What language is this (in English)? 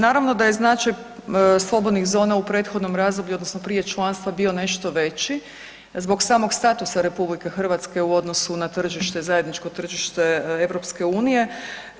Croatian